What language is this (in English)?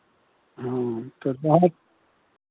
Maithili